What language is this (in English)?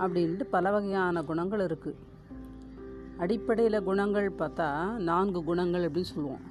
Tamil